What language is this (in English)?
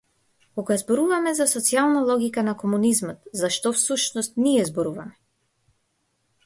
Macedonian